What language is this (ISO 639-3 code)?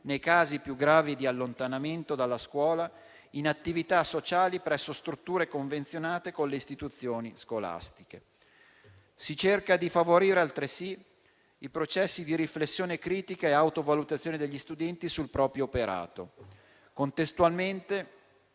ita